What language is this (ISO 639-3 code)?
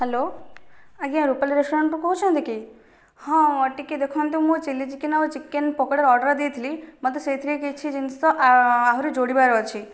ori